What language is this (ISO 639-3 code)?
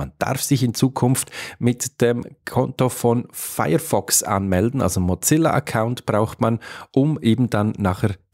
deu